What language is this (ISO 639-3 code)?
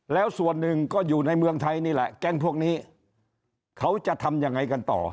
tha